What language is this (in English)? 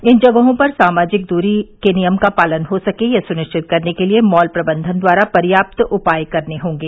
Hindi